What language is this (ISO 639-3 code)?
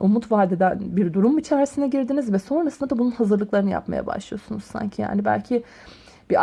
tur